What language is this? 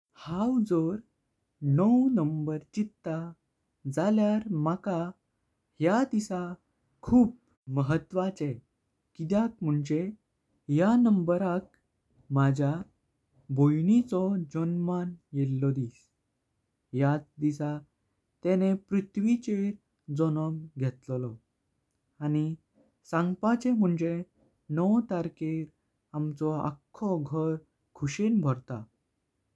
Konkani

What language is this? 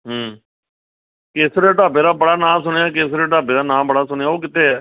Punjabi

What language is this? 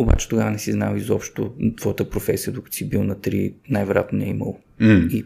Bulgarian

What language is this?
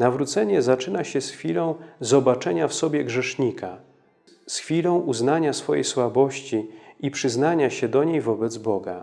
Polish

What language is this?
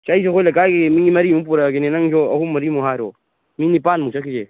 Manipuri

